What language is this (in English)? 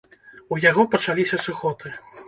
Belarusian